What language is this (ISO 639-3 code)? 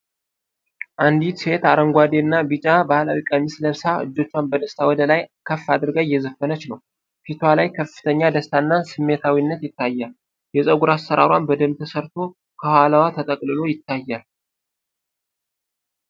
amh